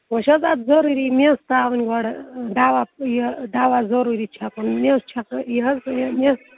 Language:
Kashmiri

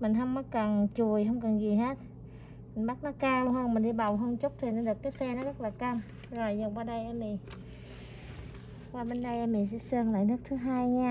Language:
Vietnamese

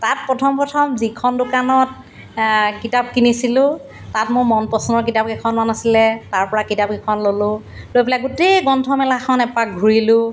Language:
Assamese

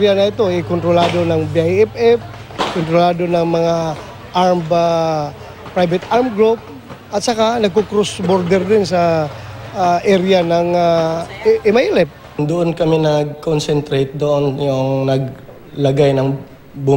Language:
Filipino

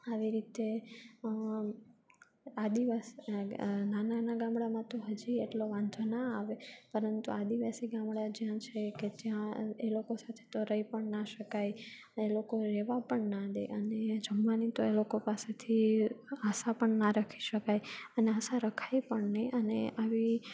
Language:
Gujarati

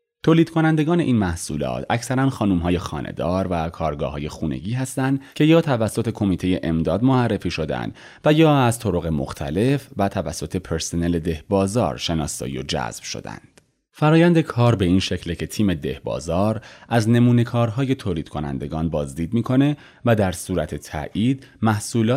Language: Persian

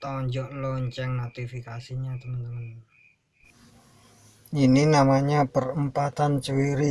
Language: Indonesian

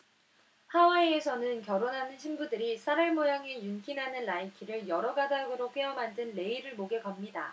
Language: Korean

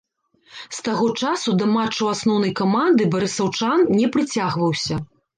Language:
Belarusian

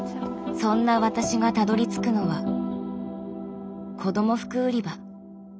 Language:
Japanese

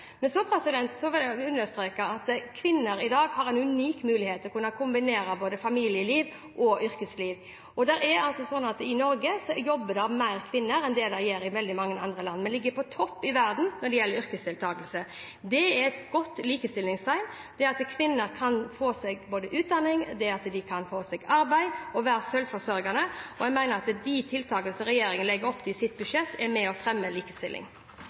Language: Norwegian Bokmål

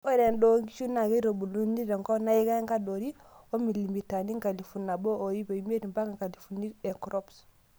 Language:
Masai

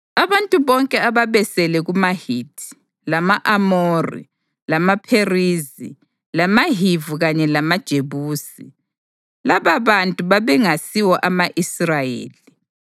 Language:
North Ndebele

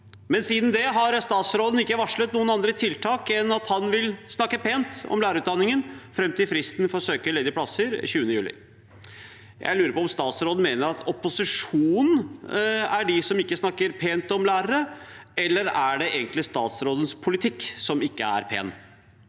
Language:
Norwegian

